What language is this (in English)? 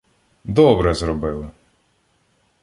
Ukrainian